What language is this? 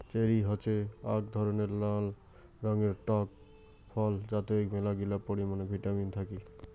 Bangla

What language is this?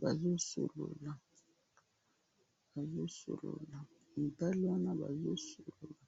Lingala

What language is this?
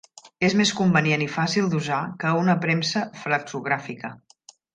Catalan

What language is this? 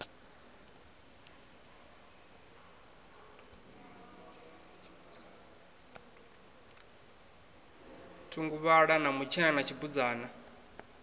Venda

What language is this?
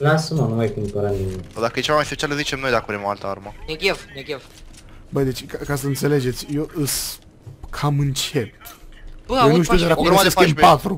Romanian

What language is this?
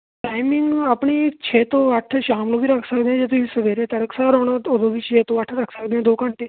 Punjabi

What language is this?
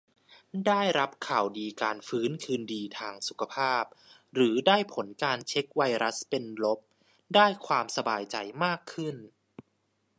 Thai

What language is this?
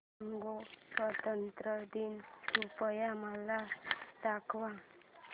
Marathi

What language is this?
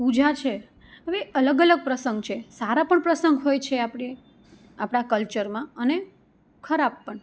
Gujarati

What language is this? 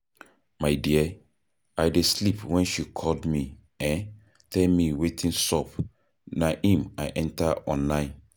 Nigerian Pidgin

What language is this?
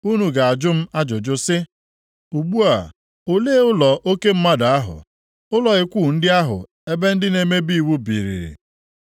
Igbo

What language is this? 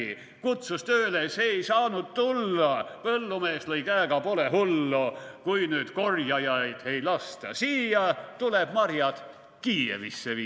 Estonian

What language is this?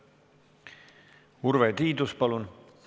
Estonian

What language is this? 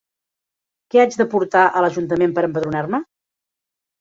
Catalan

